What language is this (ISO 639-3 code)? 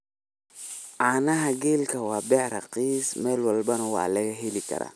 som